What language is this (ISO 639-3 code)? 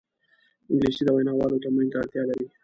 pus